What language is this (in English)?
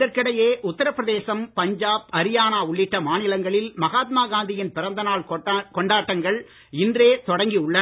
Tamil